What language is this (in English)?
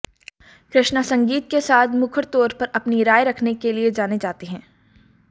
Hindi